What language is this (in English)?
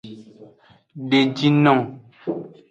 Aja (Benin)